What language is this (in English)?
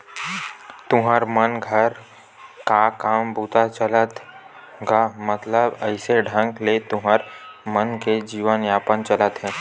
Chhattisgarhi